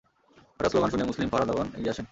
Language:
Bangla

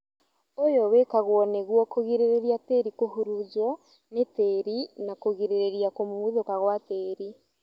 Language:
Kikuyu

